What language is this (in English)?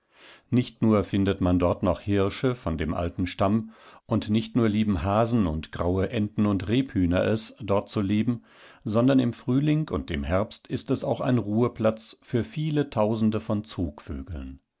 German